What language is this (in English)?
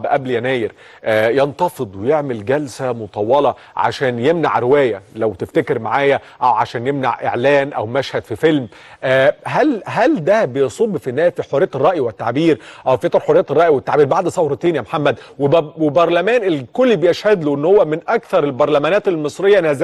Arabic